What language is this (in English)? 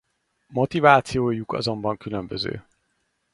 Hungarian